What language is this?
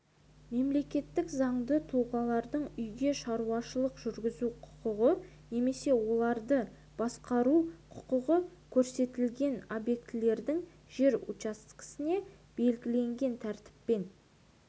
Kazakh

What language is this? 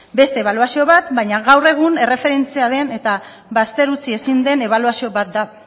Basque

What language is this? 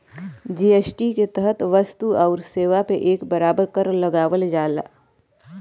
Bhojpuri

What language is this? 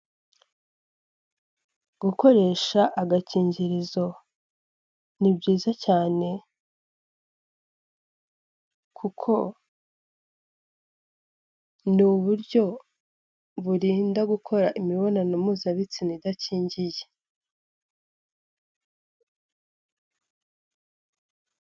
Kinyarwanda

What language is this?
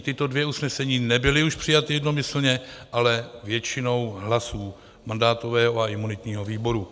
Czech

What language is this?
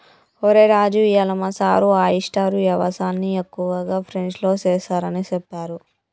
Telugu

